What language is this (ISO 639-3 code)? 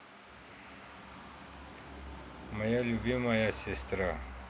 rus